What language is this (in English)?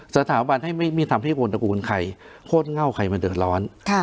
Thai